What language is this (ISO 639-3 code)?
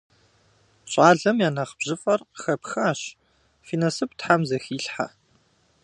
kbd